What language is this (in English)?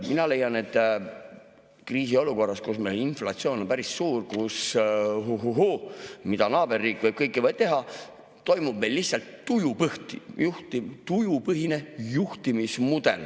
Estonian